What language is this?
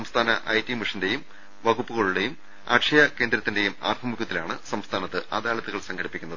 Malayalam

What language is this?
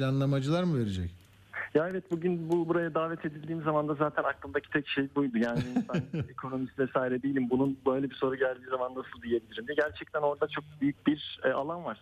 Turkish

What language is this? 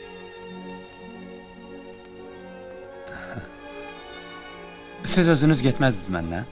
Turkish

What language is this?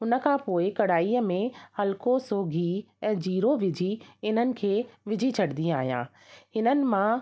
Sindhi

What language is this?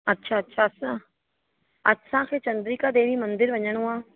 Sindhi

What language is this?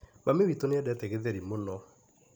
Kikuyu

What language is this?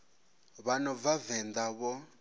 Venda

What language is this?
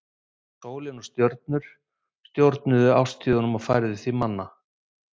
Icelandic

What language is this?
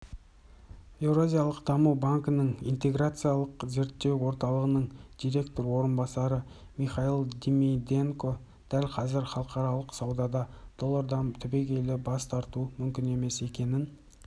Kazakh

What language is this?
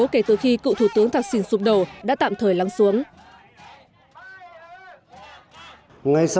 Vietnamese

